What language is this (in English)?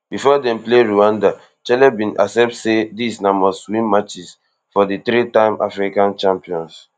Nigerian Pidgin